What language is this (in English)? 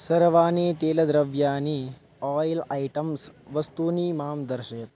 Sanskrit